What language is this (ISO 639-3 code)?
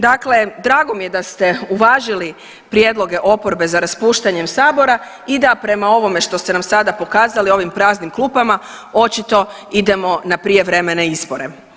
hrv